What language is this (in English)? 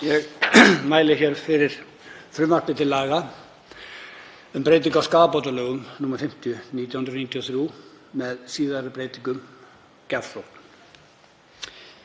Icelandic